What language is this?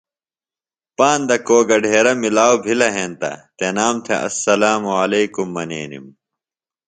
Phalura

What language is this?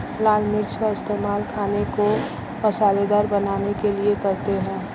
Hindi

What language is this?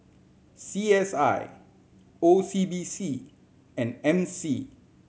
English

